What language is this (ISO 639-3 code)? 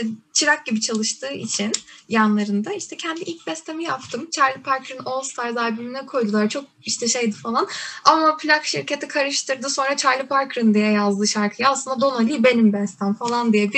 tur